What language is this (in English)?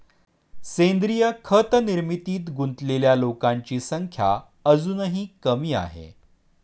Marathi